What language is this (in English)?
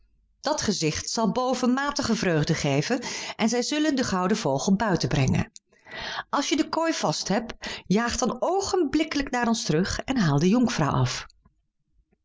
Dutch